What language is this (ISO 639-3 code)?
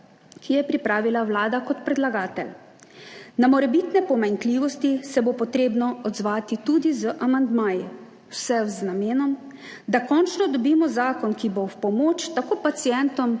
slv